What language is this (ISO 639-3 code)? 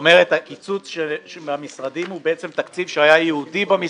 heb